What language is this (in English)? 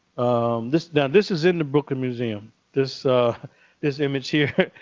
English